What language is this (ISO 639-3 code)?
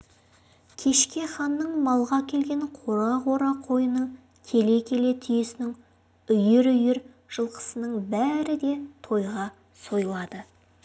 kaz